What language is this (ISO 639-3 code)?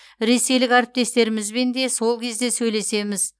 kaz